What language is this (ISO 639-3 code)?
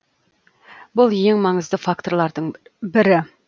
kaz